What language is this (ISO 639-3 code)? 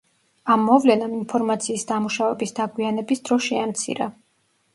kat